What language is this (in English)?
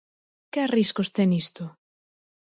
Galician